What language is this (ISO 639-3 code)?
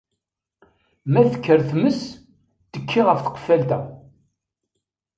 kab